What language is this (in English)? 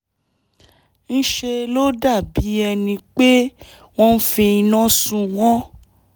Yoruba